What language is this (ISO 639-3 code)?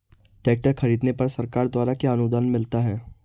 hin